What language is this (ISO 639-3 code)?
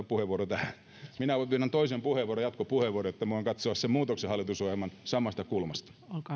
fin